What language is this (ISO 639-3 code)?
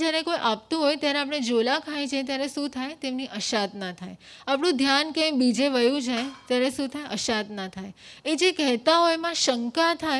hin